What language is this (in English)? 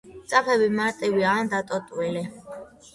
Georgian